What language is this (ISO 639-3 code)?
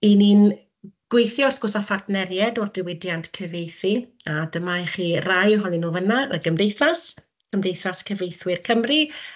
cym